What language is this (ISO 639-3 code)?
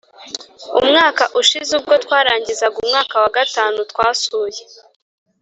kin